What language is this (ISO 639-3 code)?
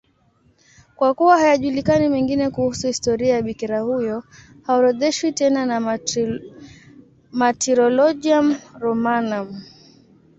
swa